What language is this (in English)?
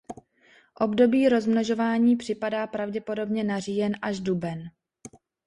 Czech